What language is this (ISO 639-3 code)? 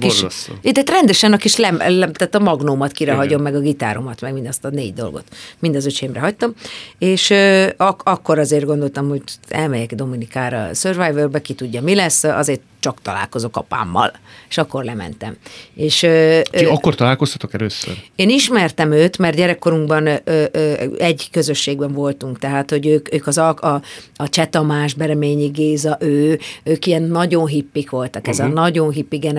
hun